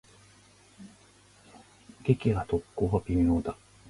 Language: Japanese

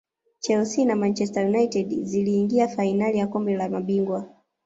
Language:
Swahili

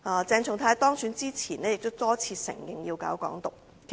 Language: Cantonese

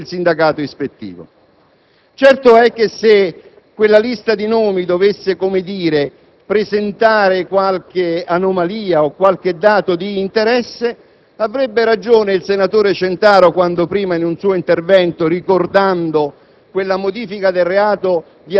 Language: Italian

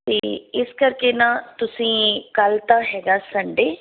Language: Punjabi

